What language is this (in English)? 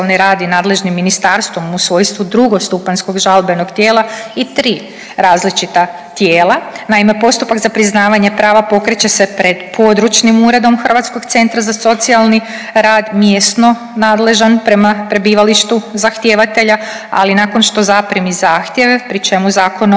Croatian